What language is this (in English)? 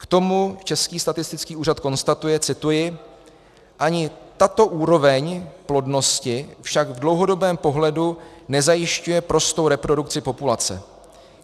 Czech